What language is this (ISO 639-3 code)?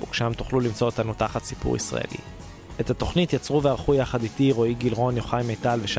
heb